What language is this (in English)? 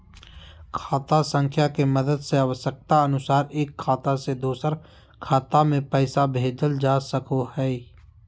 Magahi